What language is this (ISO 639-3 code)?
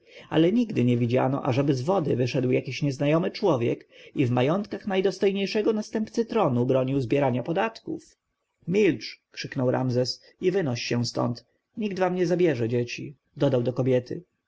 pol